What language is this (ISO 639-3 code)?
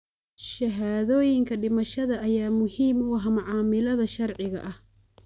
som